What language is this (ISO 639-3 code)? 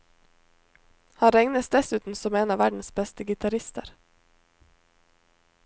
nor